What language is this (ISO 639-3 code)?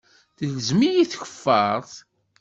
kab